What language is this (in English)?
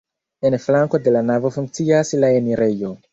Esperanto